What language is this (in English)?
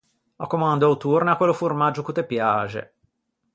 Ligurian